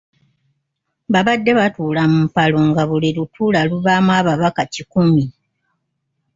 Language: Ganda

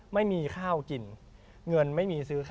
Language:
Thai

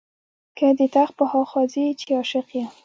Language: Pashto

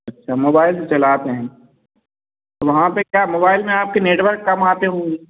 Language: Hindi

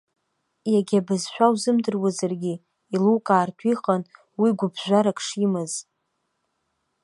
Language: Abkhazian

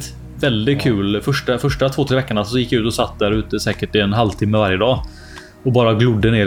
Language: Swedish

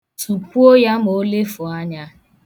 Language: Igbo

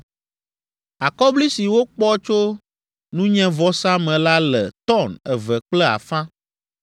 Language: Ewe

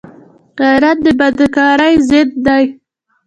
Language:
Pashto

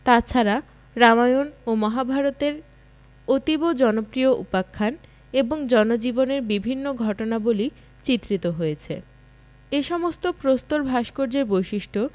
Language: Bangla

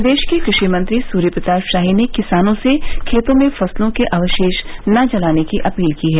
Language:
Hindi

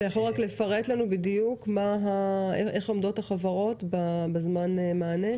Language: Hebrew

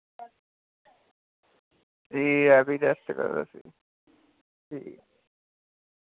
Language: Dogri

